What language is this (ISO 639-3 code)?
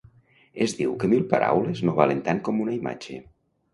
cat